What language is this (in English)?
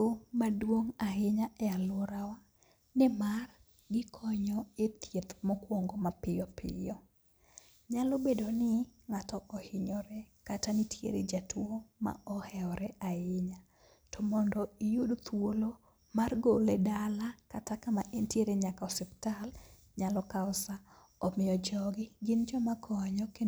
Luo (Kenya and Tanzania)